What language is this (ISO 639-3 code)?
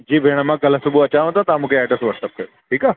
snd